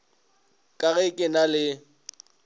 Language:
Northern Sotho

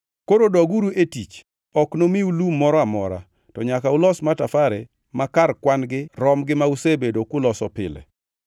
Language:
Luo (Kenya and Tanzania)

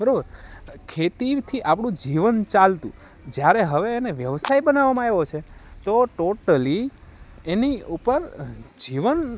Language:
Gujarati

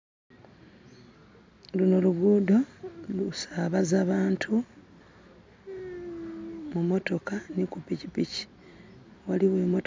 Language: Soga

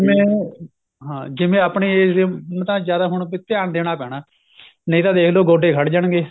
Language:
Punjabi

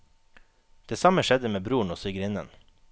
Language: Norwegian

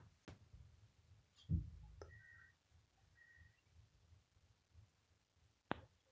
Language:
Magahi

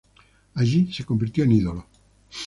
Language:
Spanish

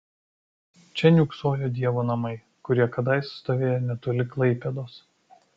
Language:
Lithuanian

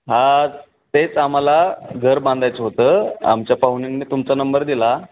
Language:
Marathi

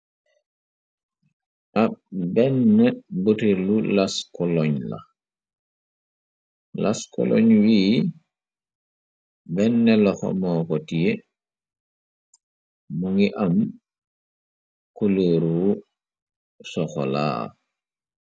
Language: Wolof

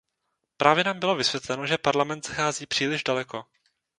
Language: Czech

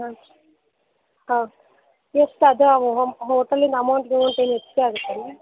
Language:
Kannada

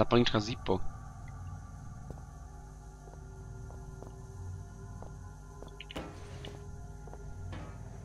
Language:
Polish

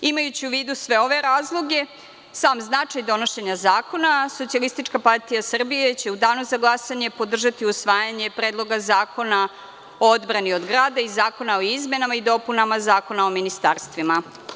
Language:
Serbian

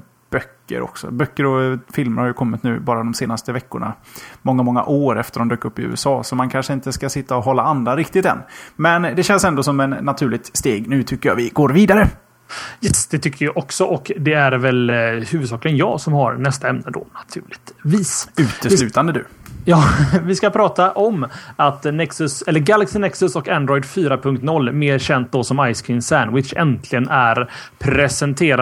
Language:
Swedish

